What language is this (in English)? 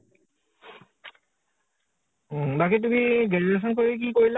Assamese